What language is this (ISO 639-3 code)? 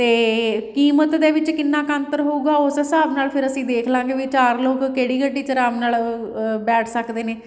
pan